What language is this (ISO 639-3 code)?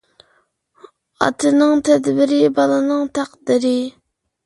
uig